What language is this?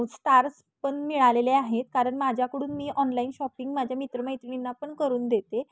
Marathi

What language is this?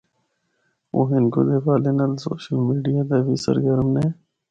Northern Hindko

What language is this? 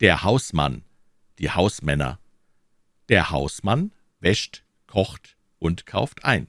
German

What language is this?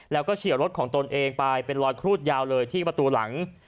Thai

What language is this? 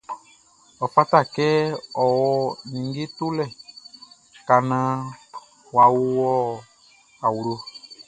Baoulé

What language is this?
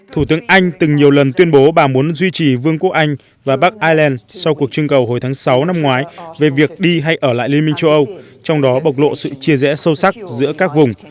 Vietnamese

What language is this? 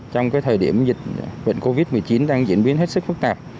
Vietnamese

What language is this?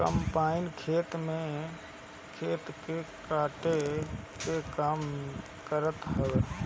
Bhojpuri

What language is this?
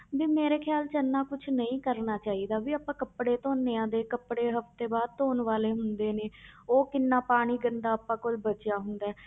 Punjabi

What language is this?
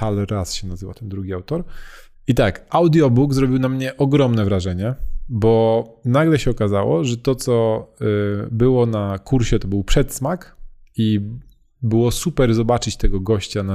Polish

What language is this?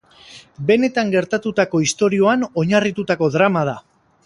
Basque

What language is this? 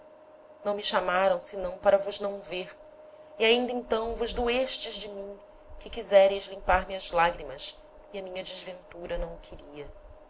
Portuguese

